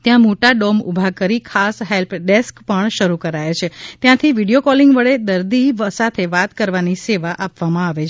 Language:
Gujarati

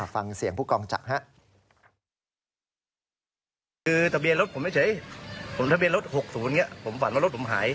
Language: Thai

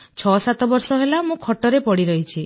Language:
Odia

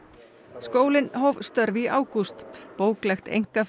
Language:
Icelandic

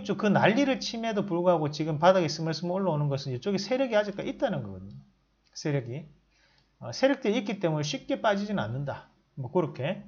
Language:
Korean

